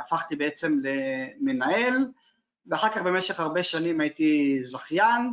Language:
Hebrew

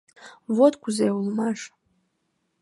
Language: Mari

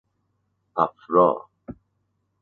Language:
Persian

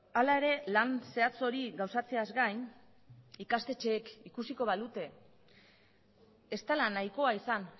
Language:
Basque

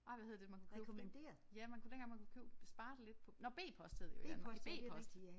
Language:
Danish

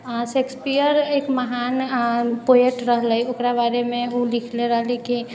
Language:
Maithili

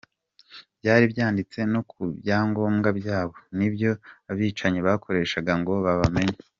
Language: Kinyarwanda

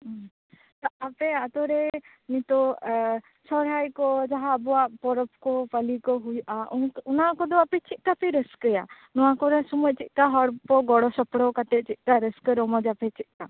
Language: Santali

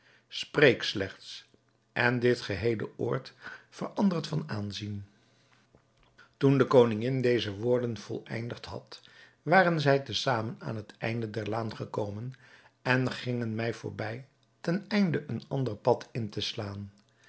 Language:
Dutch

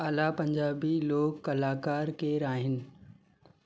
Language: Sindhi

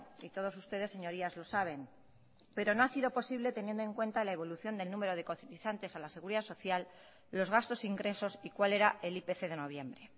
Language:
Spanish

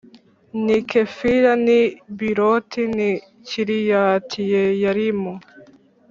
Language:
Kinyarwanda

